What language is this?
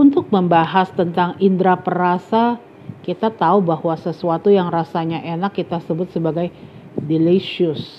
Indonesian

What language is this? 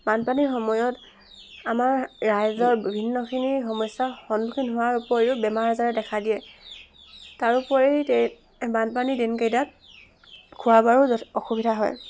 Assamese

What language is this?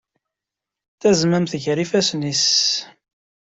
Kabyle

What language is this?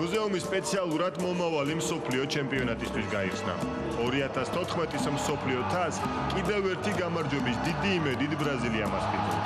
Romanian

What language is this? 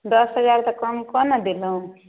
Maithili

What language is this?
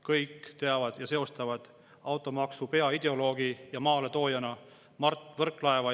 Estonian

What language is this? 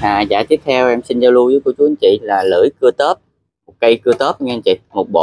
Vietnamese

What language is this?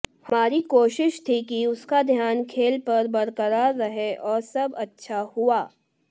Hindi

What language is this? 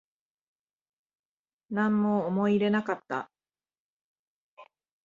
Japanese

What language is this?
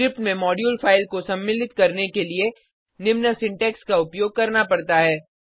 Hindi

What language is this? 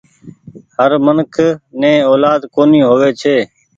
Goaria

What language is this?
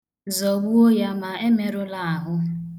Igbo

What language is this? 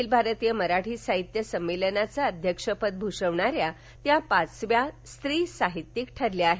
Marathi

